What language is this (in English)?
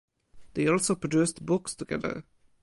English